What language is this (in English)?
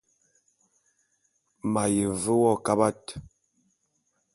Bulu